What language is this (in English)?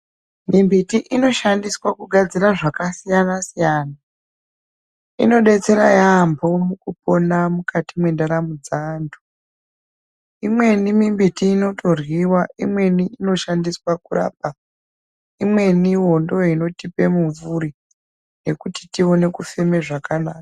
Ndau